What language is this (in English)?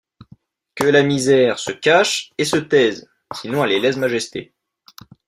French